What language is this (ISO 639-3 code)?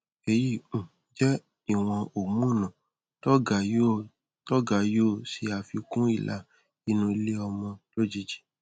yor